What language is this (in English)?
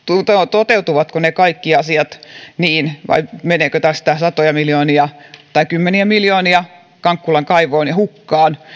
Finnish